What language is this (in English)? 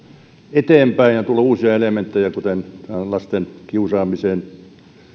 Finnish